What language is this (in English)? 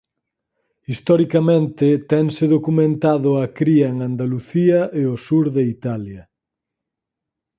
Galician